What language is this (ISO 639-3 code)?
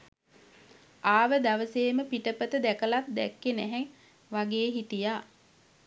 sin